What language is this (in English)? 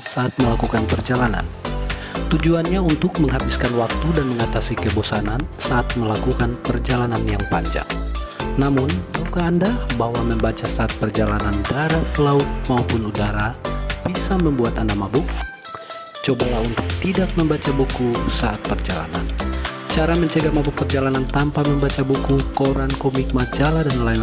Indonesian